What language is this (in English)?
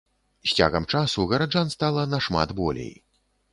Belarusian